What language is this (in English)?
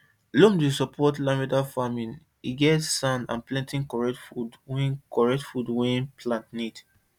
Nigerian Pidgin